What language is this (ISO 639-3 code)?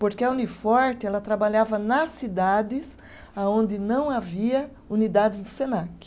por